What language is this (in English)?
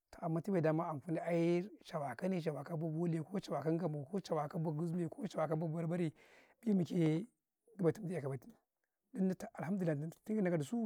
Karekare